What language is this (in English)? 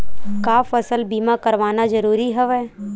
Chhattisgarhi